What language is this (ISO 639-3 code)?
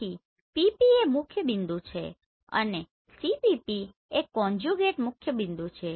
guj